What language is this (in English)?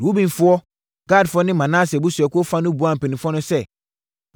Akan